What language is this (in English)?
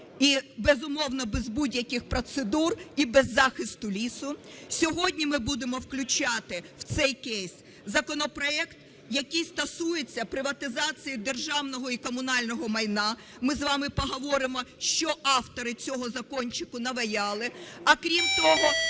Ukrainian